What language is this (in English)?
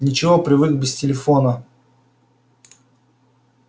Russian